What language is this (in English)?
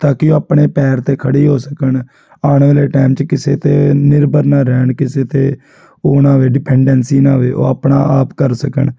Punjabi